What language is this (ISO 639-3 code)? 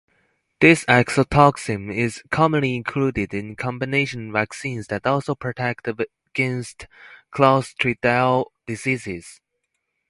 eng